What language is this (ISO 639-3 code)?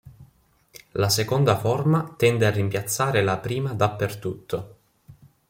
ita